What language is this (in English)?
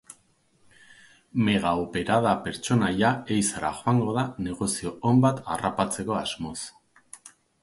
Basque